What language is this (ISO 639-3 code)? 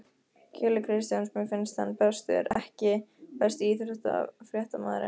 isl